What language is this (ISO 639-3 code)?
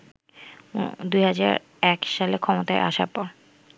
ben